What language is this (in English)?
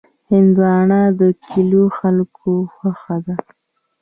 Pashto